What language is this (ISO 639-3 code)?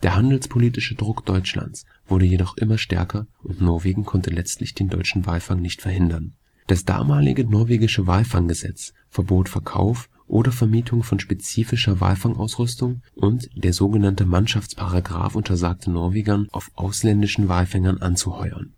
deu